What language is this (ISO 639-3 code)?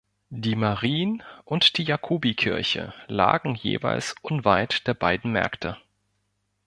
deu